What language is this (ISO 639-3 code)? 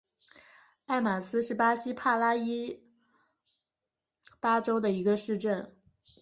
zho